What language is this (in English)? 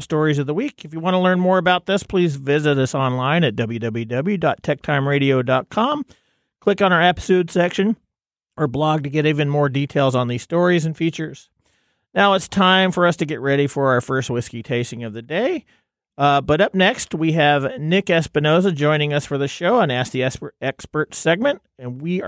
English